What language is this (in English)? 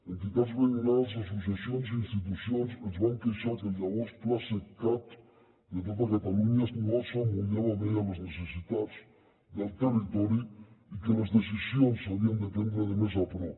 Catalan